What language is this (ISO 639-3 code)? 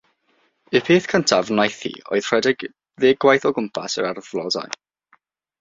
cym